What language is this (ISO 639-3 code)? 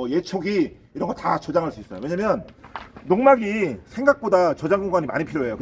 kor